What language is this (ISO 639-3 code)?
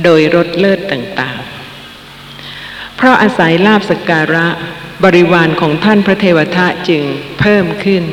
tha